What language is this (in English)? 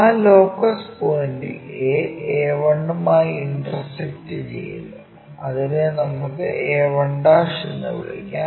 Malayalam